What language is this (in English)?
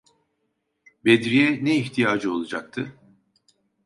Turkish